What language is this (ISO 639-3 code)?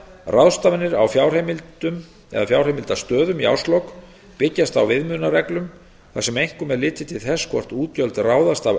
isl